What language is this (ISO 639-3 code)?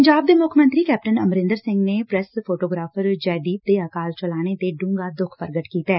pan